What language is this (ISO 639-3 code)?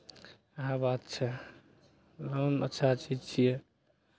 mai